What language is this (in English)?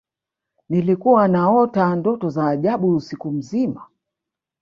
Swahili